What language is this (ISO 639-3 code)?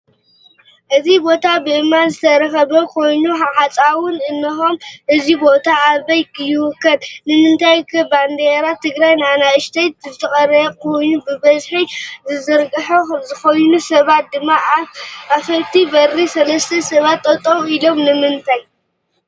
tir